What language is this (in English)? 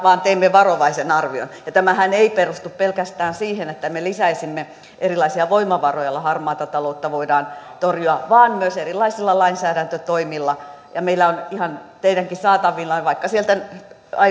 Finnish